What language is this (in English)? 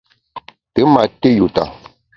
Bamun